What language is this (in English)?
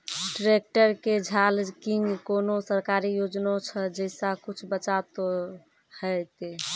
Maithili